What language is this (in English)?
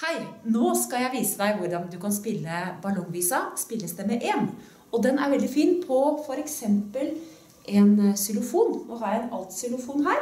Norwegian